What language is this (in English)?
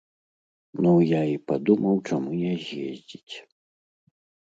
Belarusian